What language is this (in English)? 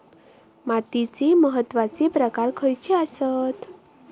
Marathi